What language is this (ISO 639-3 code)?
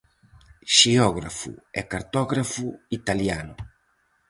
glg